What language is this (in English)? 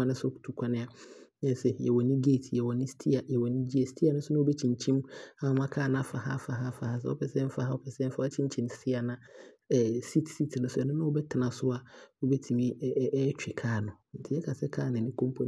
Abron